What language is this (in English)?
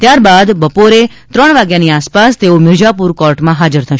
Gujarati